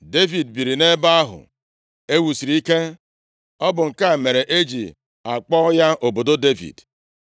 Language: Igbo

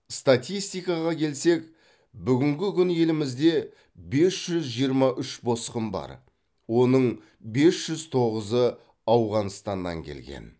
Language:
Kazakh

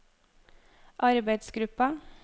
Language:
Norwegian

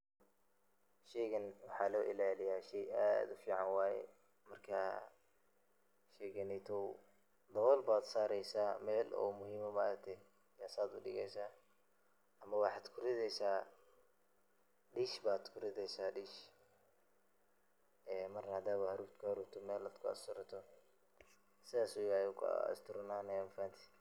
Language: Somali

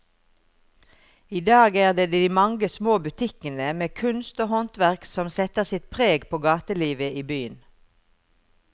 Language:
Norwegian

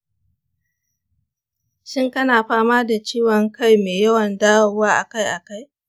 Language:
Hausa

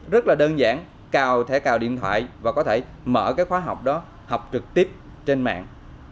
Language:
Vietnamese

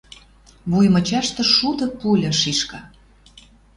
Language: Western Mari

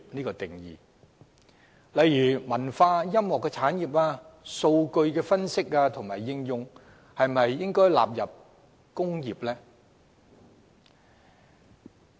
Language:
Cantonese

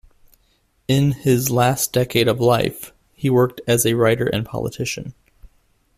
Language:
English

